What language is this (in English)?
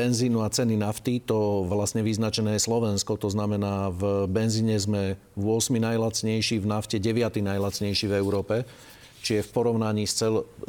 Slovak